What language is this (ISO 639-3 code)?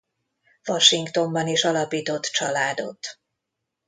hun